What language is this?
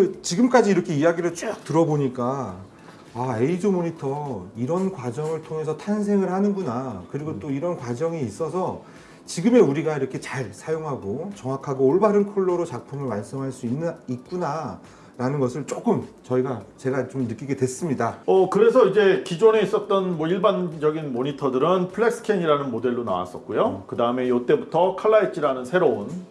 Korean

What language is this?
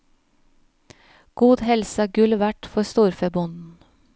Norwegian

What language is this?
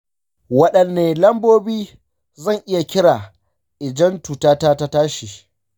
Hausa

